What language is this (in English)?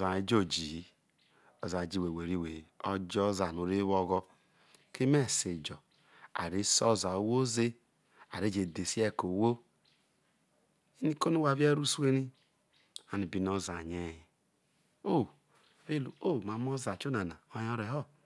Isoko